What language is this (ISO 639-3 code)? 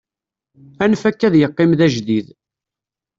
kab